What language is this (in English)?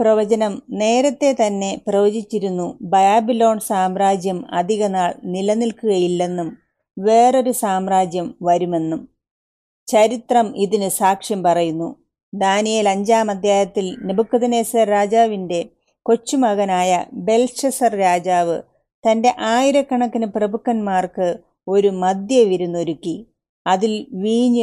Malayalam